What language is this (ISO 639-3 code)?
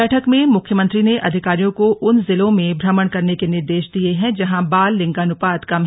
hin